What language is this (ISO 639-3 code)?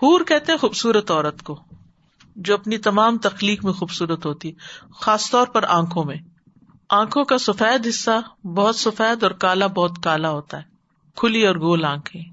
urd